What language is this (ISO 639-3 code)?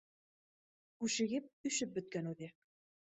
bak